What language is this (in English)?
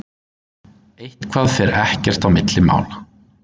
Icelandic